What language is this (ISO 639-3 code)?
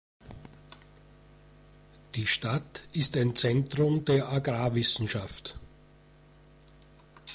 deu